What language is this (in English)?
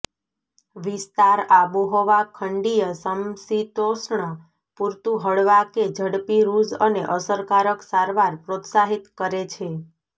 Gujarati